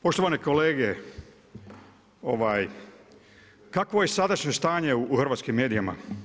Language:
Croatian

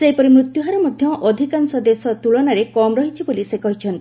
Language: Odia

